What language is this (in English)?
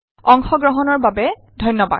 Assamese